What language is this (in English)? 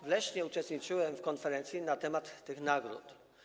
Polish